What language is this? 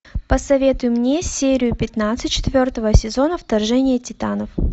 Russian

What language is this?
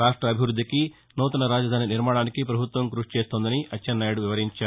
Telugu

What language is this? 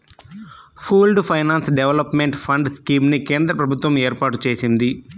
Telugu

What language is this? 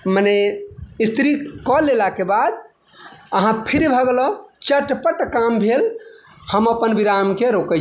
Maithili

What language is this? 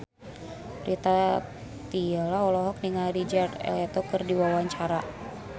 Sundanese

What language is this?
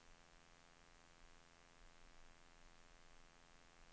Swedish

